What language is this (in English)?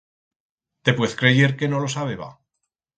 Aragonese